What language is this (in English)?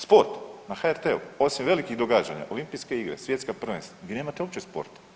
Croatian